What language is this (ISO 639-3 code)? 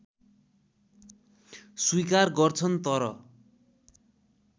nep